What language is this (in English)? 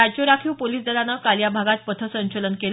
Marathi